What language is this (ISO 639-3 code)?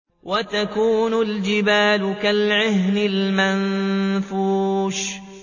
ara